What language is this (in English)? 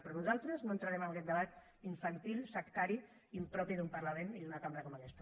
Catalan